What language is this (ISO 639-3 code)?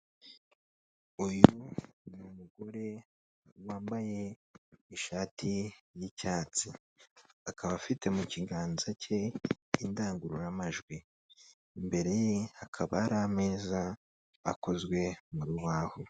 kin